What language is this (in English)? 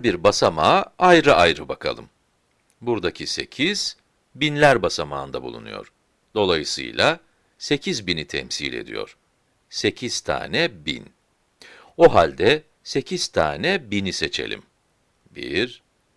Turkish